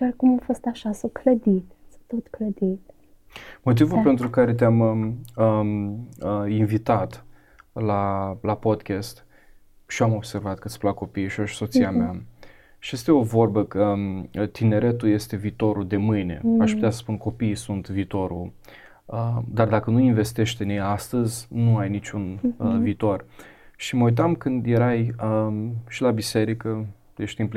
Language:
Romanian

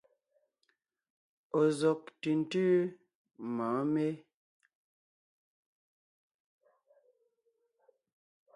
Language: Ngiemboon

